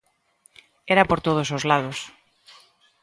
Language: Galician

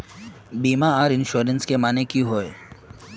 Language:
Magahi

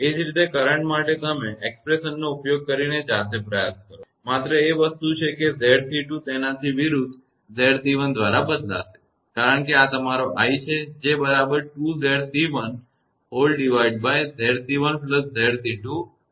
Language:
Gujarati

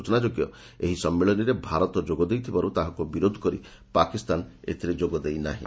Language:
Odia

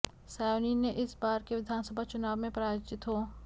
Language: Hindi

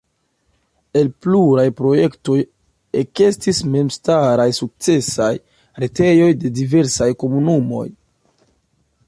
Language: Esperanto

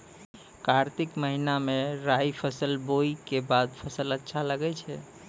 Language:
Maithili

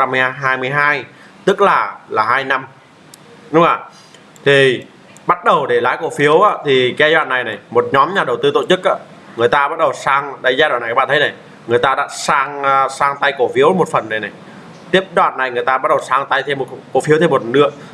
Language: Vietnamese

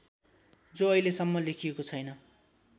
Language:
Nepali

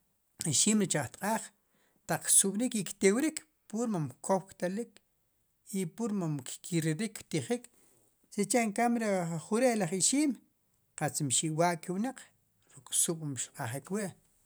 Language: Sipacapense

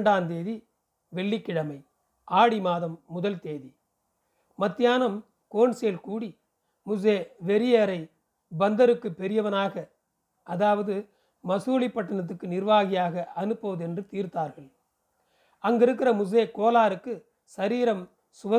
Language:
Tamil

